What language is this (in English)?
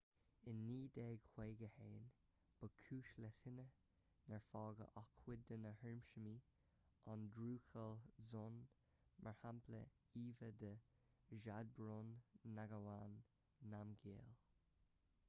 Irish